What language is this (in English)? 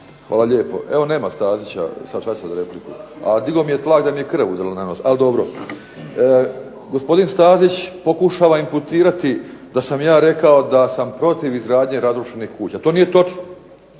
Croatian